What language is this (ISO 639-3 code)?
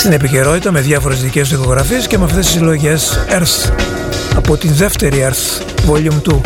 ell